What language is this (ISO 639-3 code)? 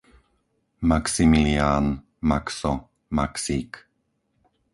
slk